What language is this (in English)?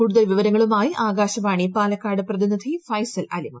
Malayalam